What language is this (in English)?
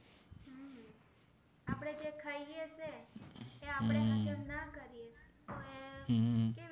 Gujarati